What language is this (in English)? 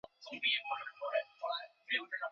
Chinese